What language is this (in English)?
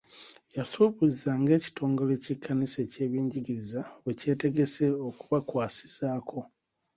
Ganda